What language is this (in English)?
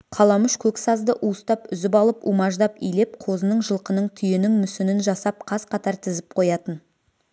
Kazakh